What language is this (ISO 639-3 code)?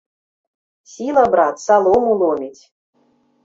bel